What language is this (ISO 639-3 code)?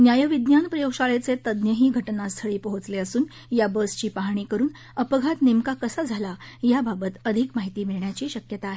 mar